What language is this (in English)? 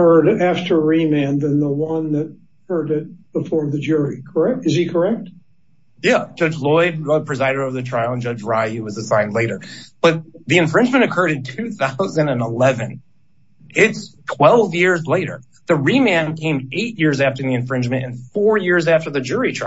English